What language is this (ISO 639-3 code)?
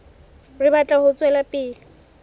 sot